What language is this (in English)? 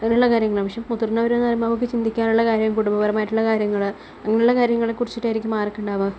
Malayalam